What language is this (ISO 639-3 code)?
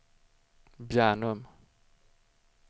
swe